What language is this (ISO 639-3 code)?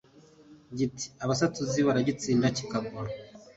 kin